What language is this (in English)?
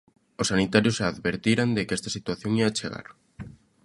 Galician